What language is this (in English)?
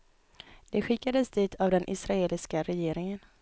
Swedish